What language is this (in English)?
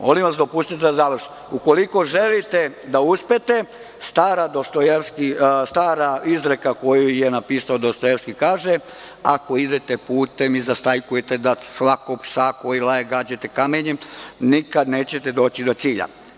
Serbian